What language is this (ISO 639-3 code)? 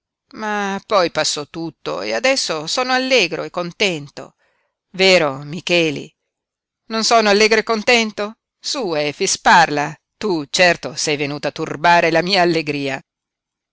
ita